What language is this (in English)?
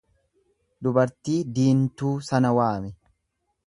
Oromo